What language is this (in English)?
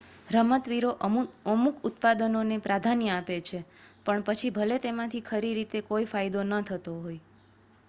Gujarati